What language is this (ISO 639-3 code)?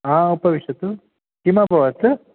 san